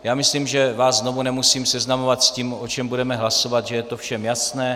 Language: Czech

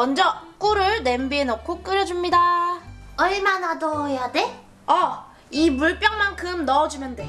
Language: Korean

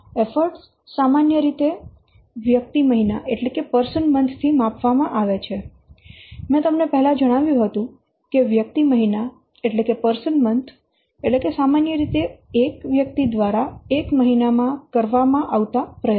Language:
Gujarati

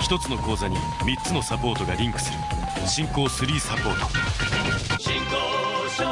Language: Japanese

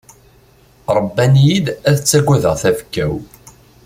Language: Kabyle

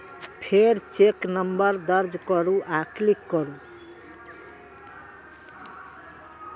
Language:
Maithili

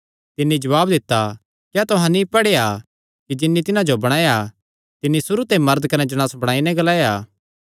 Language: Kangri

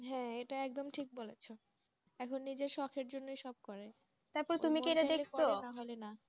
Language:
Bangla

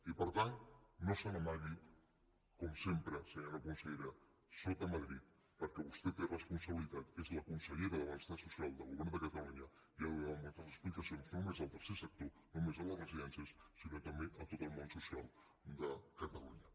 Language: Catalan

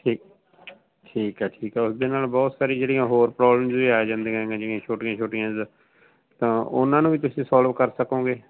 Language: Punjabi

